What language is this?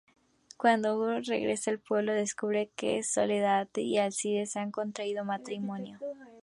Spanish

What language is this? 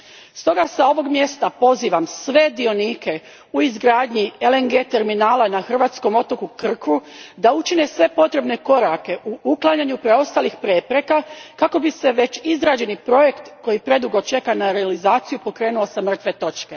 Croatian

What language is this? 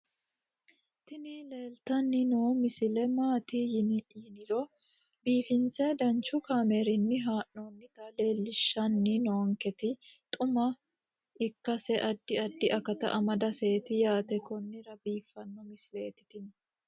Sidamo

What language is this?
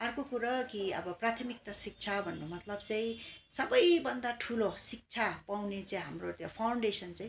Nepali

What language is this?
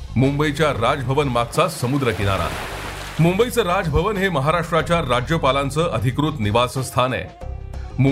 Marathi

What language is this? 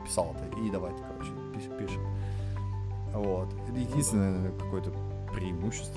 Russian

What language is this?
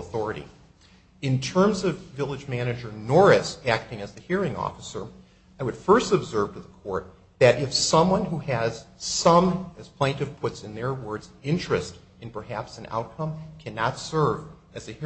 English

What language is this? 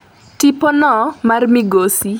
Luo (Kenya and Tanzania)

